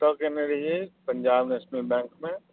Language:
Maithili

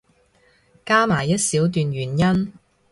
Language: Cantonese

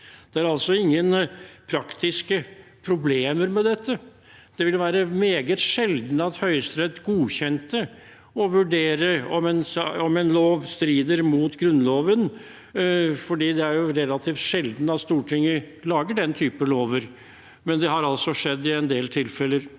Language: Norwegian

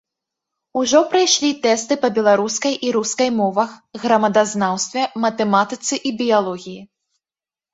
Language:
Belarusian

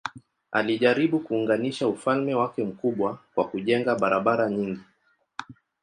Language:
Swahili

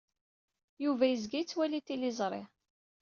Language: Kabyle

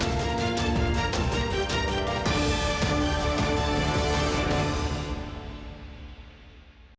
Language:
Ukrainian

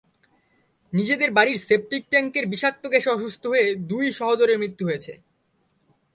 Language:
Bangla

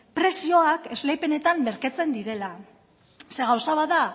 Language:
Basque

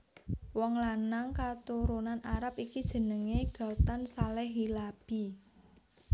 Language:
Javanese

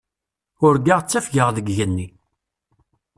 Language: Kabyle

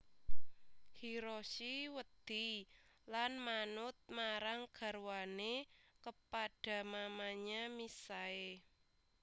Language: Javanese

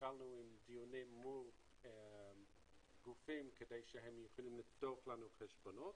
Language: Hebrew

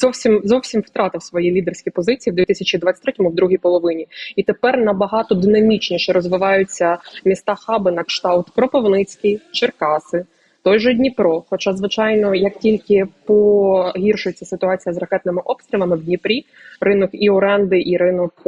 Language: Ukrainian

